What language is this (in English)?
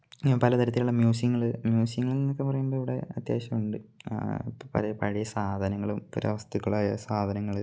Malayalam